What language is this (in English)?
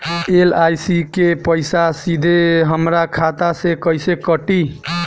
Bhojpuri